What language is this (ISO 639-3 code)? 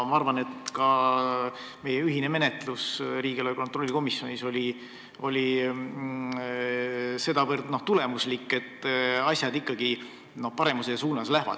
est